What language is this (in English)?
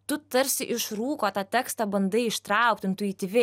Lithuanian